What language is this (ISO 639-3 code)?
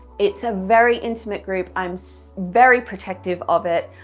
eng